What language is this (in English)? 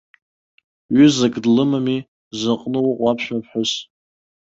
Abkhazian